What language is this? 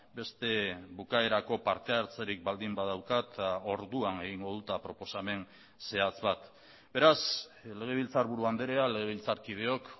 Basque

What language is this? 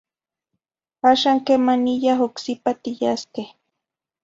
Zacatlán-Ahuacatlán-Tepetzintla Nahuatl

